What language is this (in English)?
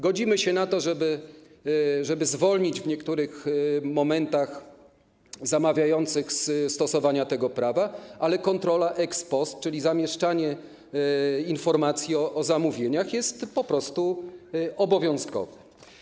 Polish